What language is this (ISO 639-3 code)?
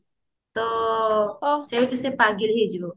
ori